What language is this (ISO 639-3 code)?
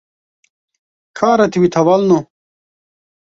kur